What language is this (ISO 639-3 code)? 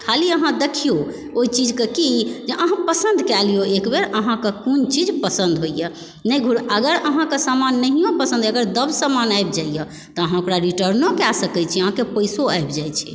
mai